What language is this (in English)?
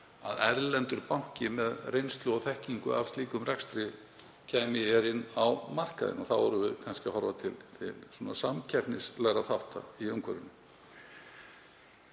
Icelandic